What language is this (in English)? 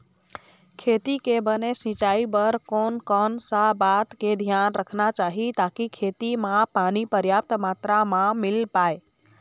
Chhattisgarhi